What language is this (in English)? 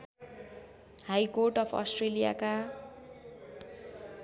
Nepali